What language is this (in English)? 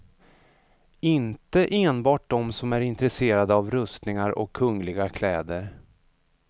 Swedish